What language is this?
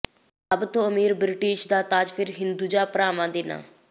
Punjabi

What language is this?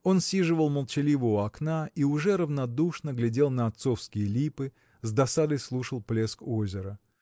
Russian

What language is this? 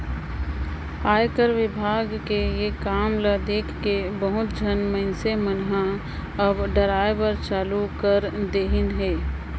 Chhattisgarhi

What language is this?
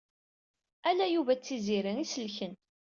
Kabyle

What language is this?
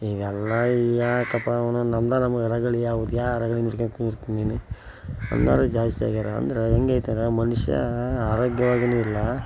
Kannada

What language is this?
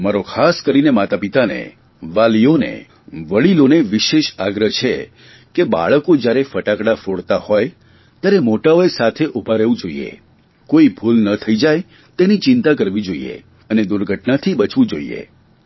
Gujarati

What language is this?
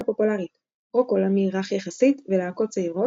Hebrew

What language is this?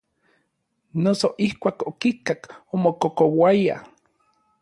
Orizaba Nahuatl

